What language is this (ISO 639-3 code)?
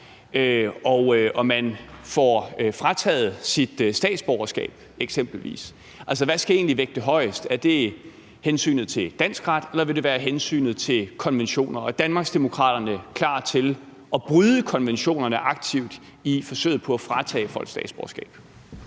dan